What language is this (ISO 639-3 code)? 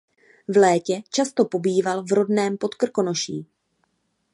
ces